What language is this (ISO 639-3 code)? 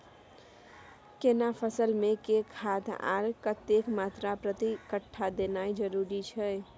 mai